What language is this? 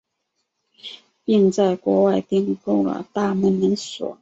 Chinese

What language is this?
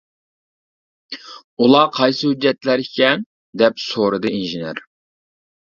Uyghur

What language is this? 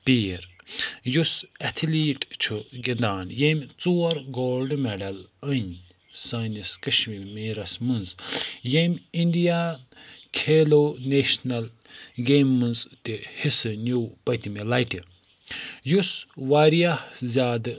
Kashmiri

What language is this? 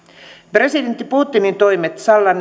Finnish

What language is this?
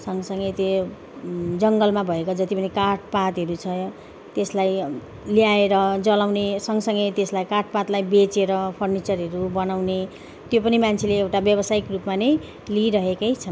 Nepali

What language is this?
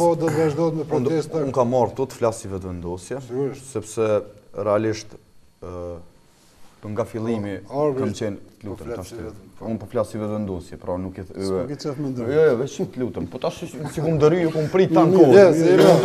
Romanian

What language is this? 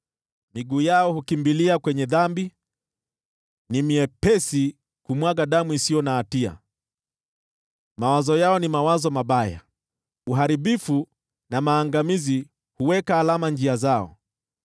Swahili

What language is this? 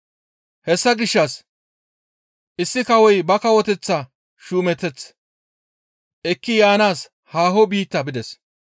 Gamo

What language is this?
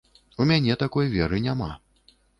Belarusian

